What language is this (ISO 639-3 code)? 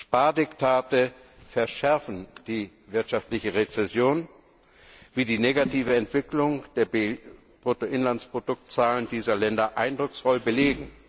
deu